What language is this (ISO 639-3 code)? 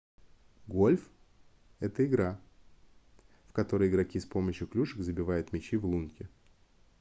rus